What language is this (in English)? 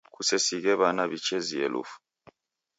Taita